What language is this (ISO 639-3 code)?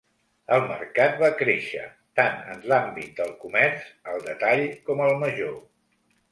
cat